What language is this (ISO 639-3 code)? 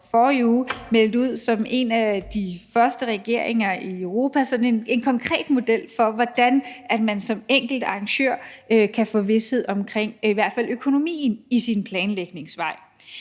dan